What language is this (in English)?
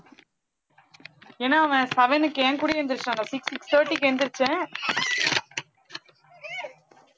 Tamil